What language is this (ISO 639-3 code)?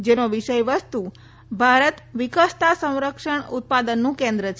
guj